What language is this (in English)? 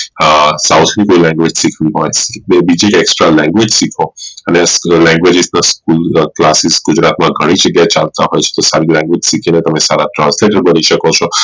Gujarati